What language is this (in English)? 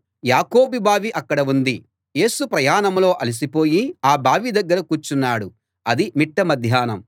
Telugu